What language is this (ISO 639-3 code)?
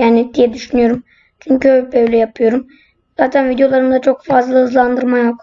tur